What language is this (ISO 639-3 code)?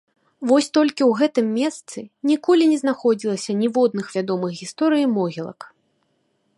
bel